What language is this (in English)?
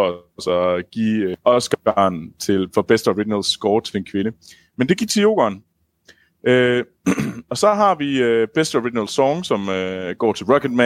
Danish